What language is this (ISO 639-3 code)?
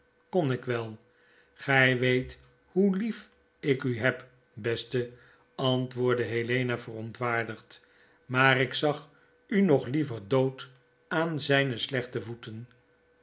nld